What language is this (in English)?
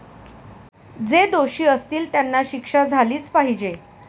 Marathi